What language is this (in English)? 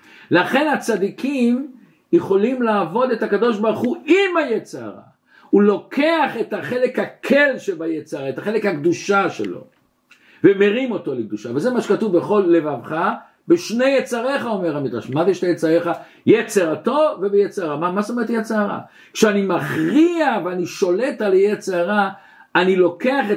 Hebrew